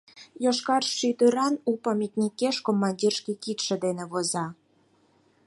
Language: Mari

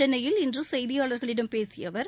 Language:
Tamil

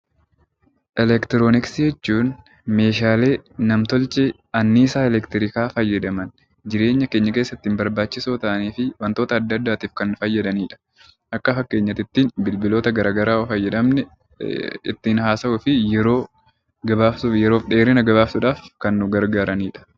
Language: Oromo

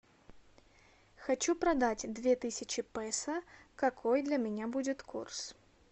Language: Russian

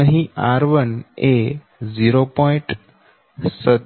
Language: Gujarati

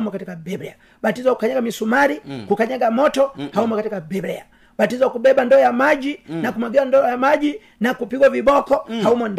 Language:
Swahili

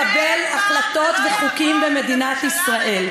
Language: Hebrew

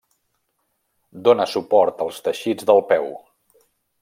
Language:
Catalan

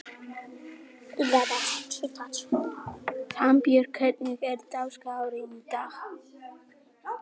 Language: Icelandic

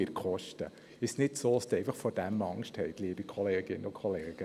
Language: Swiss German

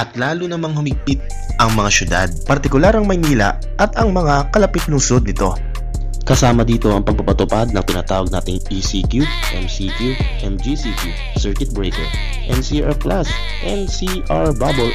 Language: Filipino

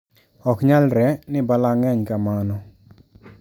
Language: Luo (Kenya and Tanzania)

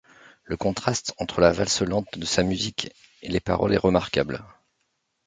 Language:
French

